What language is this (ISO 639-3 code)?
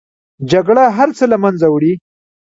pus